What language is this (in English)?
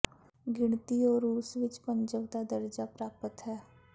Punjabi